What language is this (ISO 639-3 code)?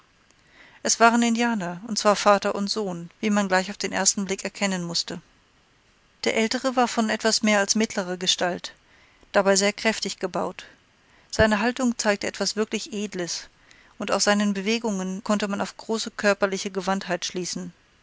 deu